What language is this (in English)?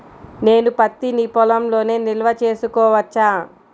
Telugu